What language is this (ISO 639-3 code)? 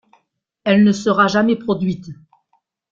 fra